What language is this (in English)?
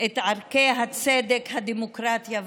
Hebrew